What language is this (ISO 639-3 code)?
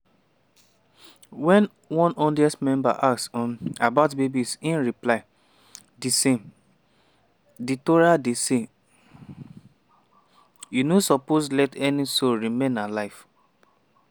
pcm